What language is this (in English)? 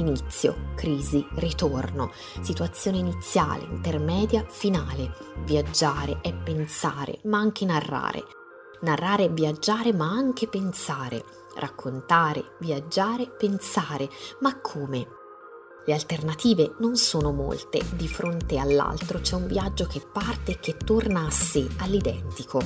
Italian